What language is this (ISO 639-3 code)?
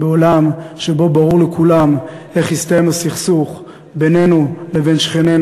heb